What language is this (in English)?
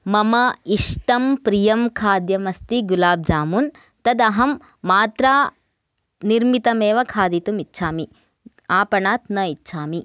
Sanskrit